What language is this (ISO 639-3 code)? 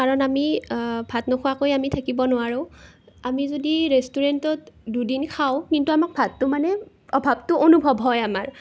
asm